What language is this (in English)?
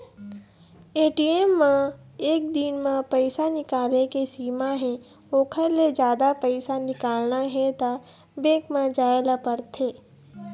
Chhattisgarhi